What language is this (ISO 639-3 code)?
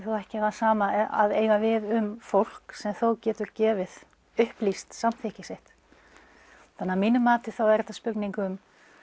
isl